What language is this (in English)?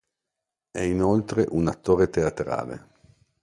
Italian